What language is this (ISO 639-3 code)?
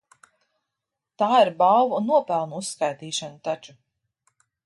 lav